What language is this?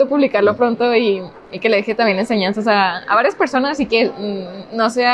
Spanish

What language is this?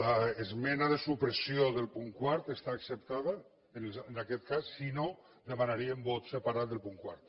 Catalan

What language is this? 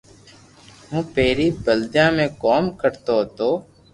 Loarki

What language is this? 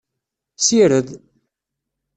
Kabyle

